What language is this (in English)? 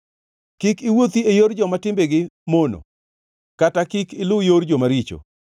Luo (Kenya and Tanzania)